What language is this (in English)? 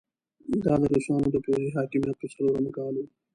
Pashto